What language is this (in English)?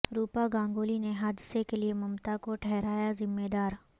Urdu